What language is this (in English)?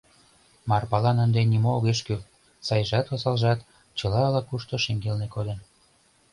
Mari